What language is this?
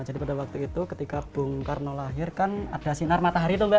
Indonesian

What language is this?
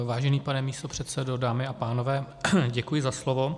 Czech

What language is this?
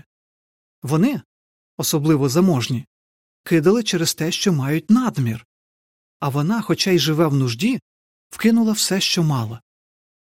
Ukrainian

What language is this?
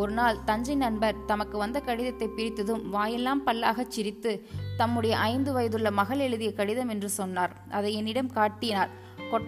Tamil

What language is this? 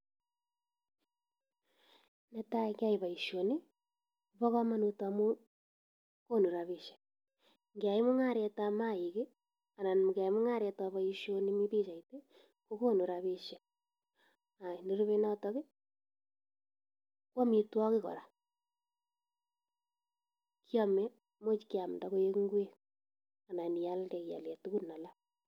Kalenjin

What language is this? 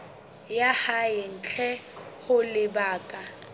Southern Sotho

